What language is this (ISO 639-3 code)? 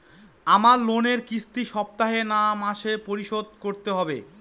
ben